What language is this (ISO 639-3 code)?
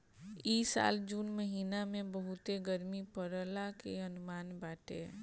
bho